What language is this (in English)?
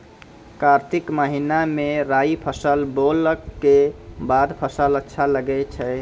Maithili